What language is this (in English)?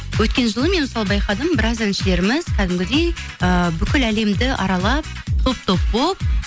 Kazakh